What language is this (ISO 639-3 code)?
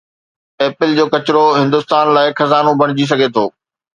snd